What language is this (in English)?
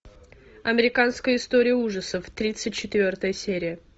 Russian